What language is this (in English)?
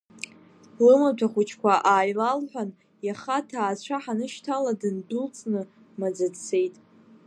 Abkhazian